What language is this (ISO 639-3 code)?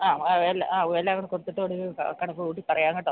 mal